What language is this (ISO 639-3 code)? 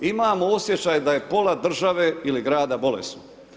hrv